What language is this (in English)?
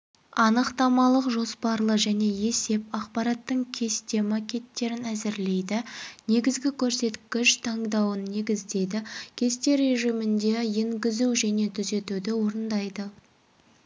Kazakh